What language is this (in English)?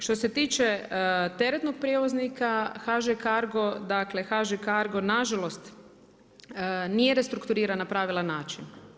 Croatian